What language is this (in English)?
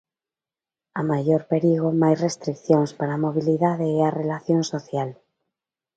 Galician